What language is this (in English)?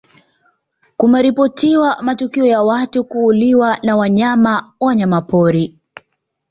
Swahili